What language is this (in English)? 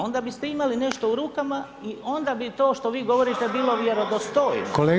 Croatian